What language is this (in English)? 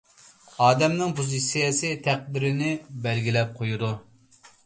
Uyghur